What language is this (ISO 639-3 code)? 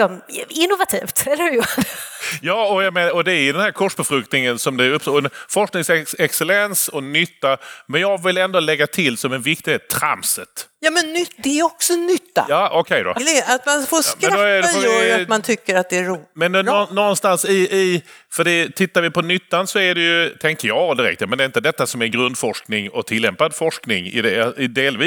swe